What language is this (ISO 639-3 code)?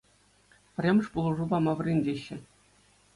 chv